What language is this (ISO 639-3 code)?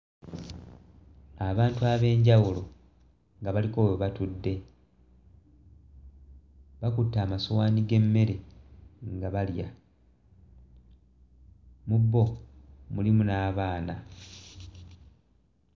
lug